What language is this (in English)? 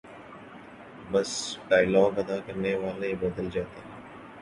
Urdu